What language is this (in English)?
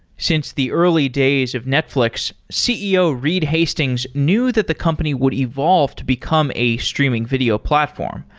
English